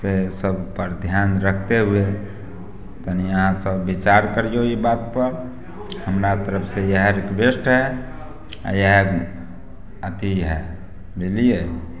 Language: Maithili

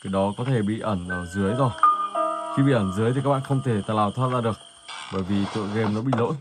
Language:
Vietnamese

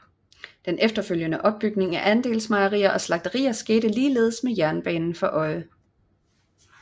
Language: Danish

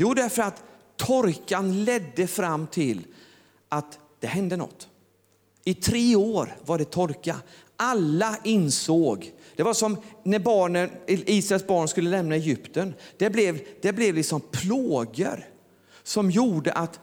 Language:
Swedish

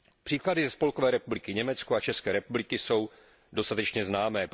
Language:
Czech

